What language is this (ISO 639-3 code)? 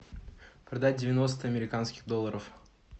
rus